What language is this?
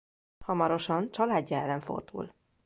Hungarian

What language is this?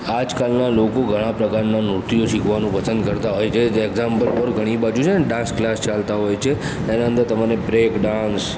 Gujarati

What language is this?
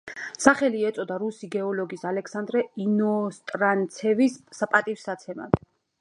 Georgian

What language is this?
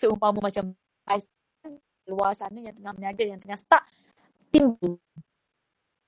Malay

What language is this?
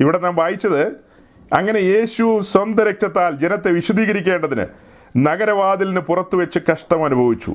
Malayalam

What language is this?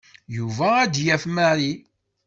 Kabyle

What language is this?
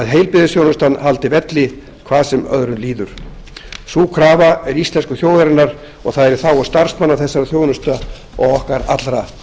Icelandic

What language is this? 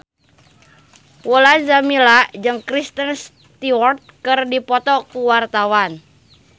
Sundanese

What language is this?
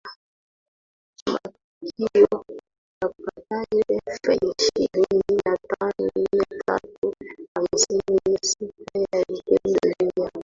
Swahili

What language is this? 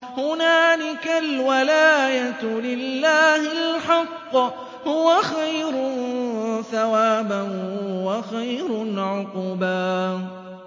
Arabic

